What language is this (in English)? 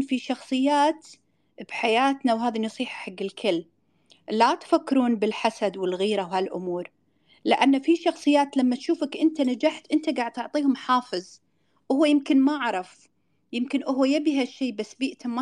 Arabic